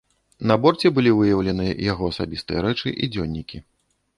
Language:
Belarusian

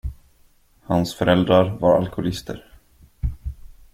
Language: Swedish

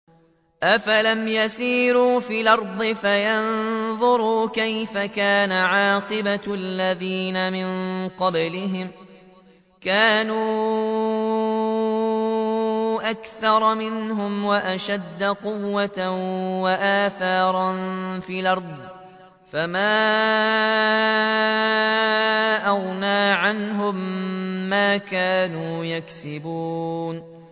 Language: Arabic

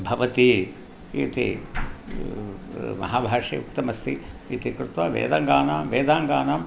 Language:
Sanskrit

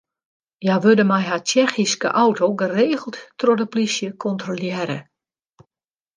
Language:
Western Frisian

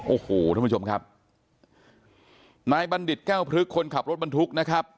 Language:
Thai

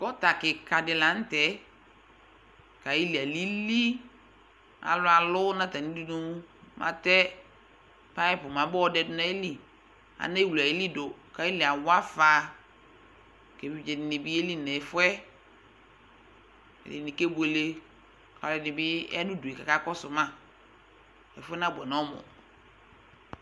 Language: Ikposo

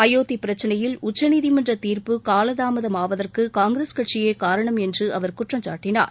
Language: Tamil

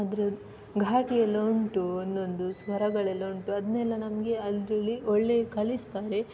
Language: Kannada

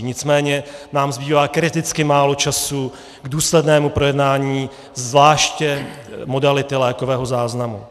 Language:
Czech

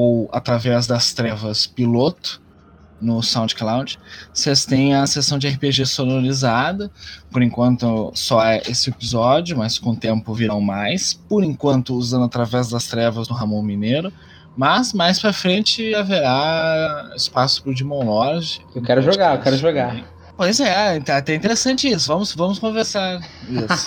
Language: Portuguese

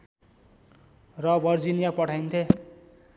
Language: Nepali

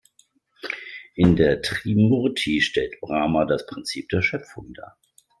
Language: German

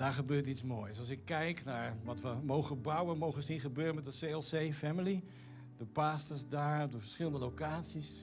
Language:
Dutch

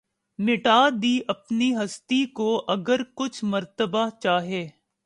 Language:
Urdu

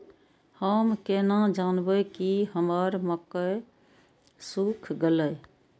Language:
Maithili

